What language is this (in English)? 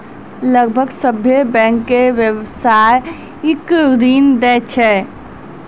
Maithili